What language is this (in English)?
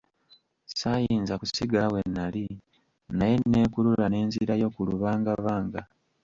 Ganda